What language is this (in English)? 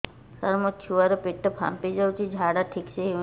Odia